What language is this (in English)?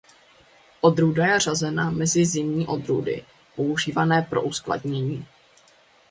Czech